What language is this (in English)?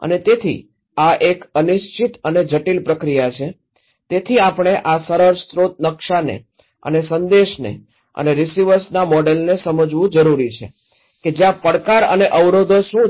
Gujarati